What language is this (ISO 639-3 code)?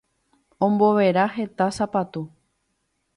grn